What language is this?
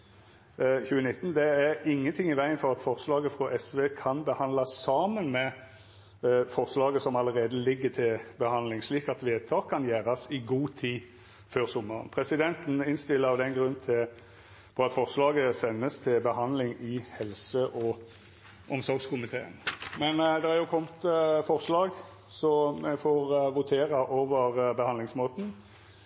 Norwegian Nynorsk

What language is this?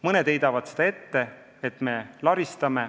Estonian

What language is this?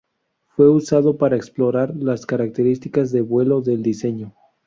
Spanish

